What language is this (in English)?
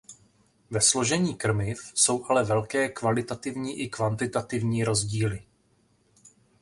Czech